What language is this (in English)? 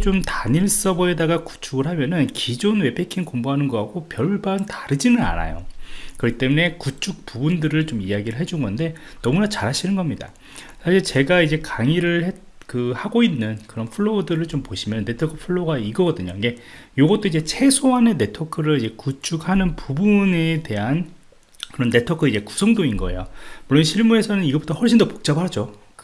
Korean